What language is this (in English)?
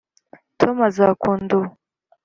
Kinyarwanda